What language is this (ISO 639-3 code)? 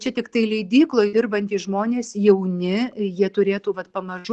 lit